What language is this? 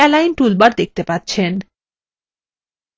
Bangla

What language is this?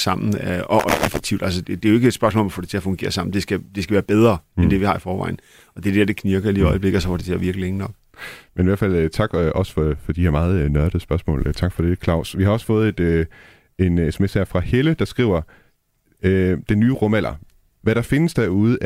Danish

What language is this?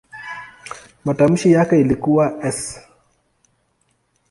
Swahili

